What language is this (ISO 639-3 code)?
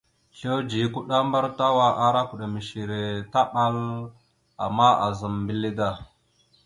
mxu